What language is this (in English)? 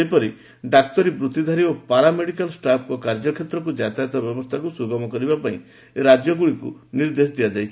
Odia